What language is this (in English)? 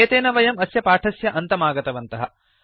Sanskrit